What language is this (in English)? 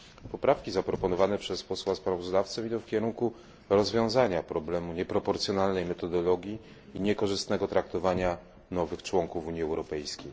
Polish